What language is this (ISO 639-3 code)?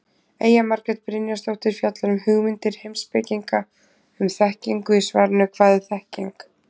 isl